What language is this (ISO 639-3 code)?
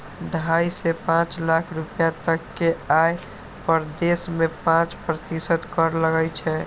mai